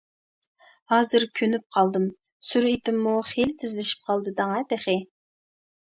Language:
Uyghur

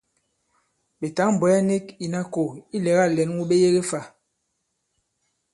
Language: Bankon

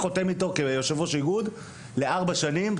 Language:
Hebrew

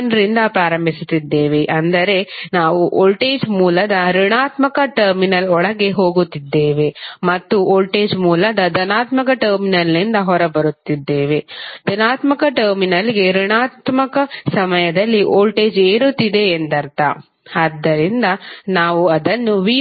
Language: Kannada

